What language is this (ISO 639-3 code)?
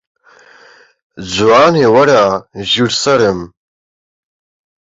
ckb